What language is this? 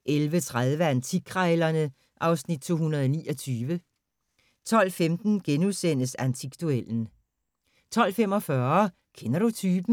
Danish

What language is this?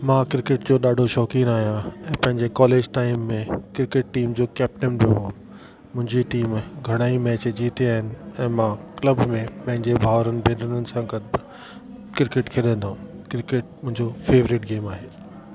Sindhi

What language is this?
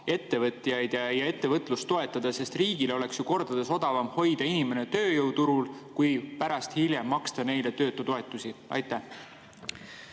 Estonian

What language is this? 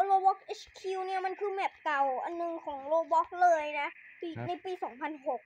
Thai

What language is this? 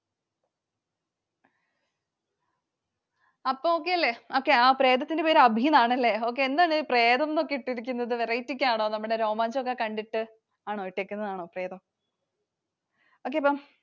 Malayalam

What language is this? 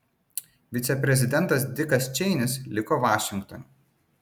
Lithuanian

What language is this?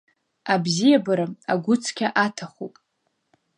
Abkhazian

